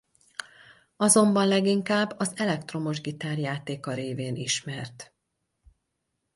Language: Hungarian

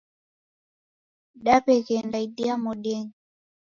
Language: Taita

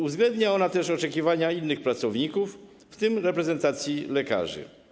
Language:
Polish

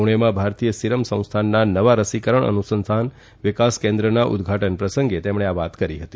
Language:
Gujarati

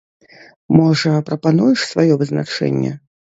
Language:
Belarusian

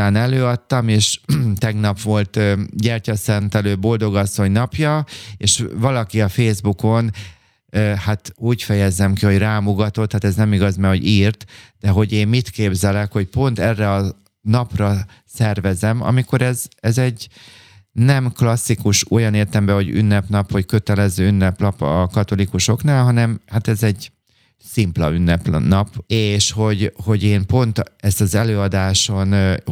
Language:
Hungarian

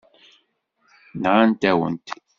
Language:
Kabyle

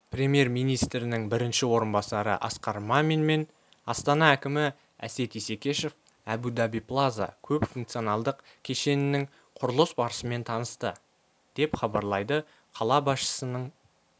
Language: Kazakh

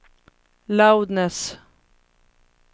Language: Swedish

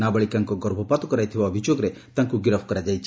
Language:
Odia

